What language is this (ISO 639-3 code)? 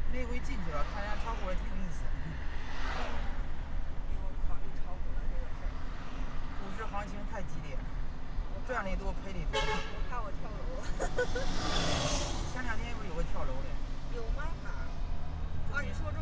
zho